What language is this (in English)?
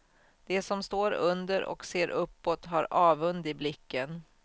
Swedish